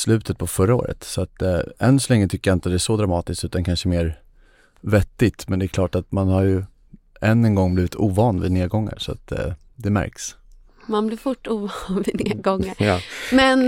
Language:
Swedish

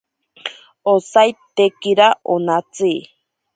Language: Ashéninka Perené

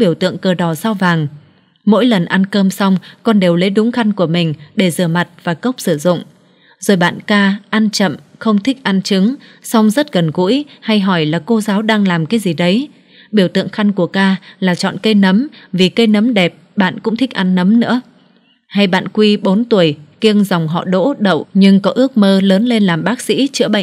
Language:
Vietnamese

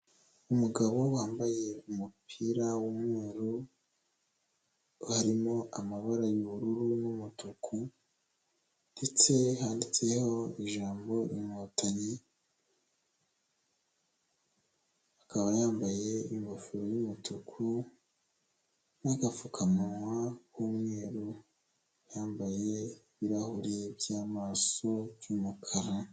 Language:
Kinyarwanda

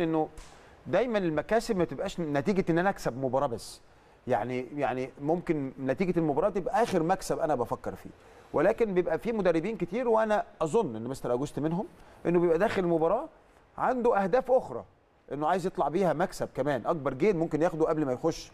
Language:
Arabic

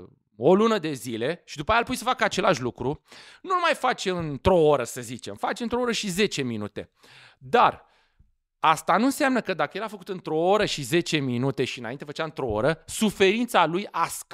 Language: Romanian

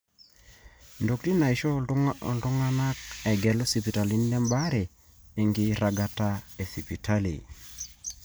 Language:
Masai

